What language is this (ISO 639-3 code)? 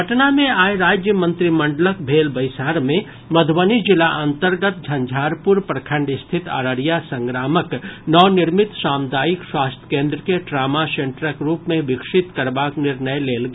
mai